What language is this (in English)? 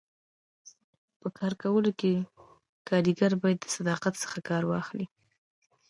Pashto